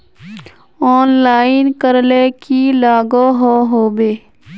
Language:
Magahi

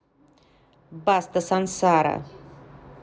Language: Russian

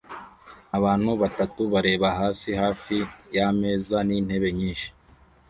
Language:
Kinyarwanda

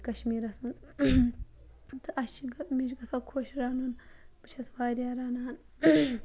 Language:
Kashmiri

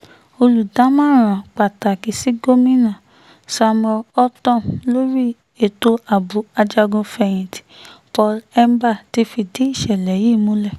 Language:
Yoruba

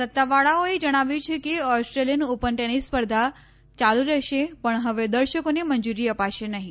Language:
Gujarati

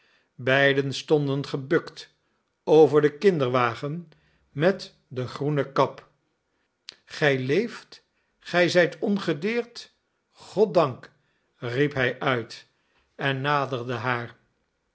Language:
Dutch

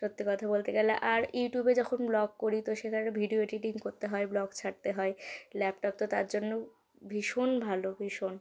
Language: Bangla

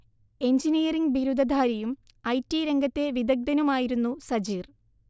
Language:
Malayalam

